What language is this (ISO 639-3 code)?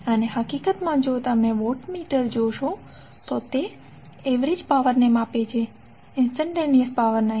guj